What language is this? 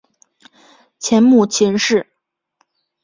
Chinese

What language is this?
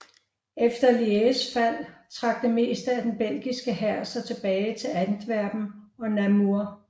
Danish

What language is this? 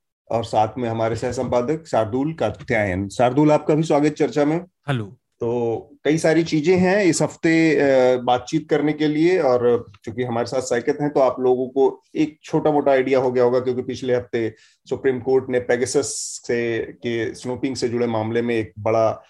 Hindi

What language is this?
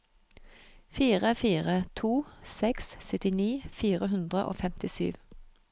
Norwegian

